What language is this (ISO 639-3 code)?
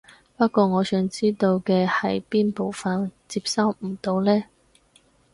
yue